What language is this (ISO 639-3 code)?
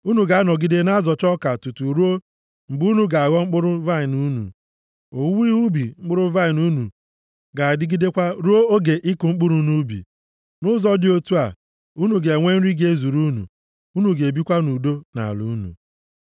ibo